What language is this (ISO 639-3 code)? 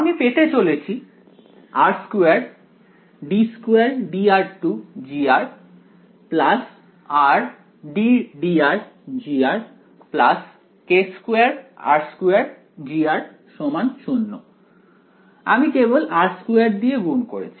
ben